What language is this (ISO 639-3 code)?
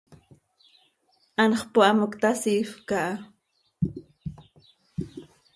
sei